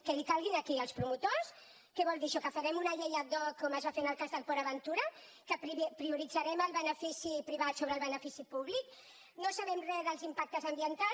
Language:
Catalan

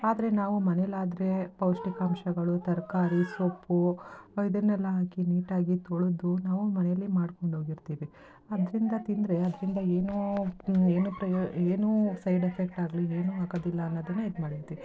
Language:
Kannada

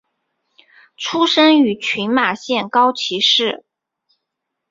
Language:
Chinese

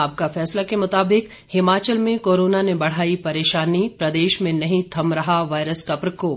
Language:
Hindi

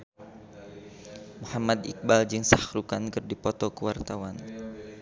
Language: Sundanese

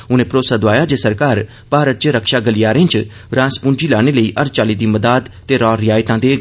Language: Dogri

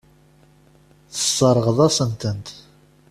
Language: Kabyle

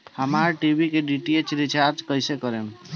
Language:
Bhojpuri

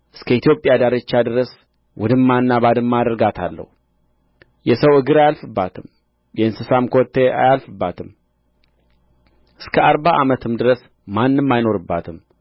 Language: Amharic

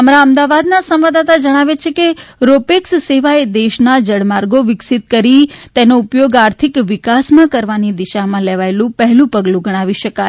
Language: Gujarati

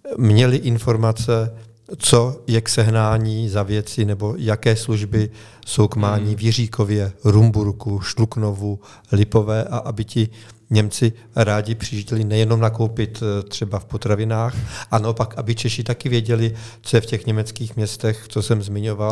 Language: Czech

